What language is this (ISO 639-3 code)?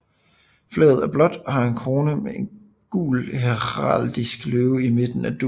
dan